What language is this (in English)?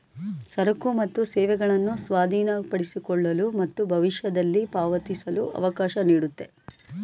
Kannada